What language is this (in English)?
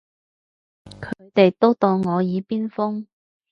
Cantonese